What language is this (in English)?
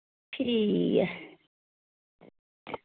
Dogri